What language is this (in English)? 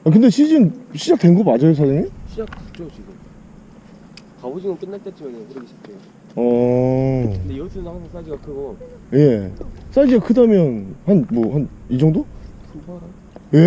Korean